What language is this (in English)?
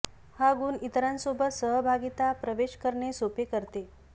Marathi